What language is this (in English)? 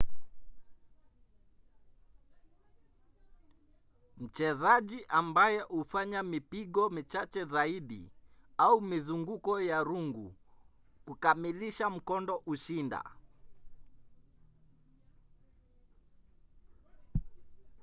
Swahili